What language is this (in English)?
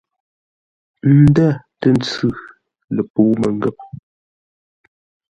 Ngombale